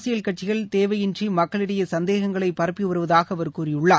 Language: Tamil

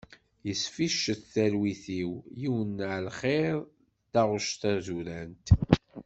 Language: Kabyle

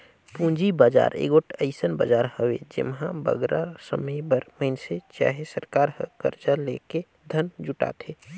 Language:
Chhattisgarhi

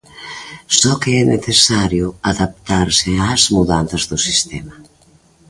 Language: Galician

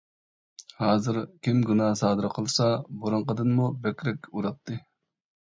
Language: Uyghur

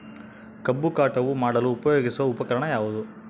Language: Kannada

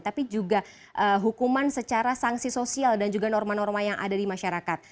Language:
Indonesian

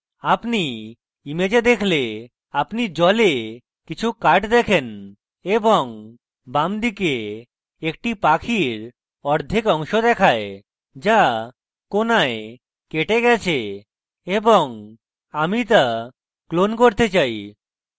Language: Bangla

